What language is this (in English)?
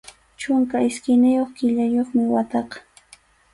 Arequipa-La Unión Quechua